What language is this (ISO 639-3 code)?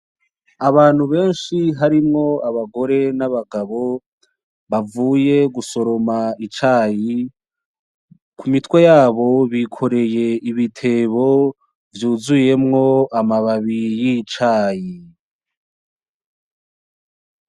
run